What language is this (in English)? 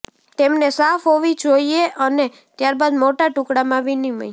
Gujarati